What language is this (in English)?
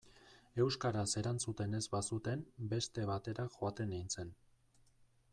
Basque